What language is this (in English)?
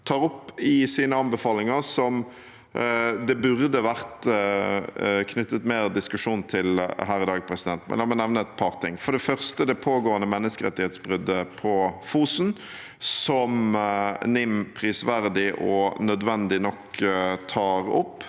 Norwegian